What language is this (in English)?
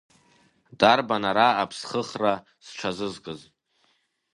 Abkhazian